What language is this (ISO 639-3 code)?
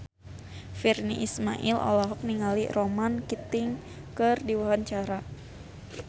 sun